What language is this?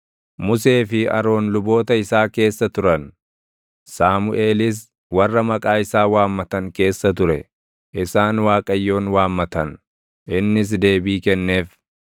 Oromo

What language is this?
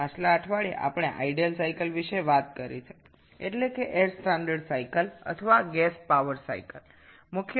Bangla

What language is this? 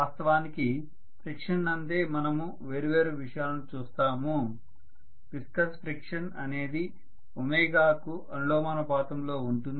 Telugu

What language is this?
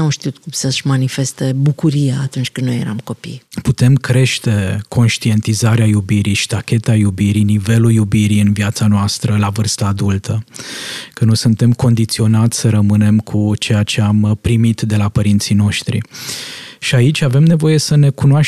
Romanian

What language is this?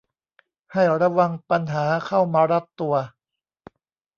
Thai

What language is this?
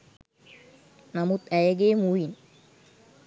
Sinhala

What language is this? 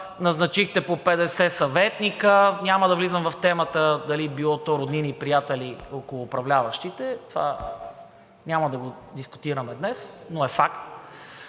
Bulgarian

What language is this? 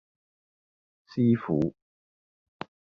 Cantonese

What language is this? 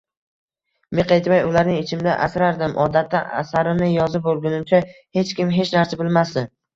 Uzbek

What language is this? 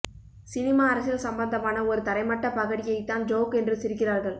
Tamil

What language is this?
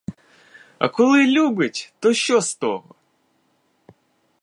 Ukrainian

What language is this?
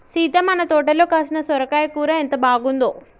Telugu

